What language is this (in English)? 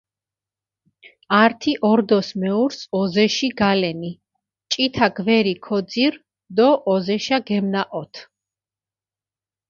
Mingrelian